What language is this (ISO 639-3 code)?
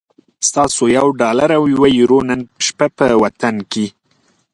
pus